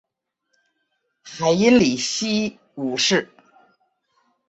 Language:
Chinese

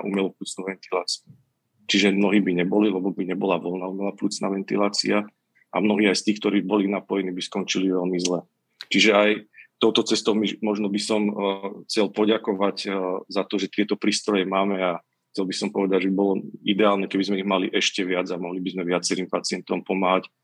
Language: Slovak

